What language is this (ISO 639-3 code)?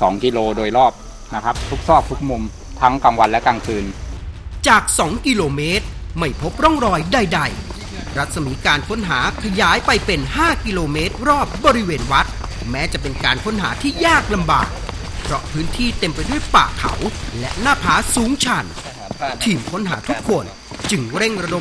tha